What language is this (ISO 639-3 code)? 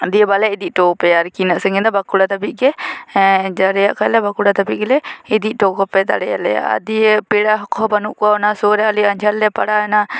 sat